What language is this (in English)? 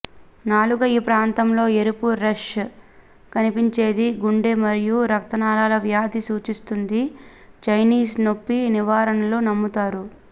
Telugu